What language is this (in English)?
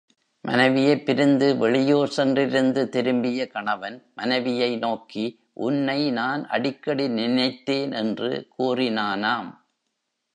Tamil